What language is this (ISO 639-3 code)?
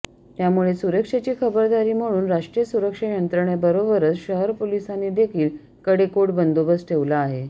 mar